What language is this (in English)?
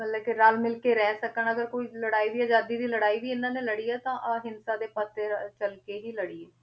Punjabi